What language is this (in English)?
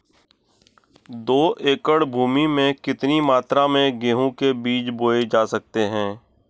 Hindi